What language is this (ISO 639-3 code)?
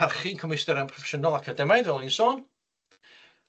cym